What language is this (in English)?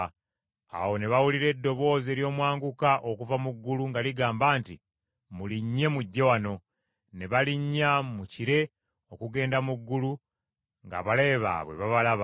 Ganda